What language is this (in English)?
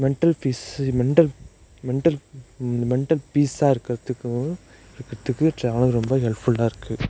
Tamil